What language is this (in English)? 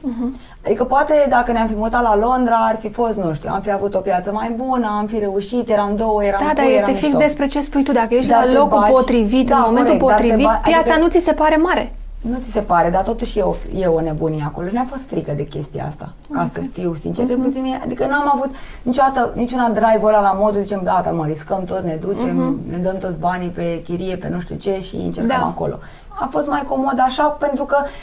Romanian